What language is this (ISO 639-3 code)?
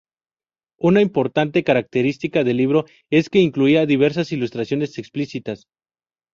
spa